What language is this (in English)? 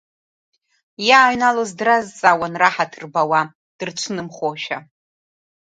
Abkhazian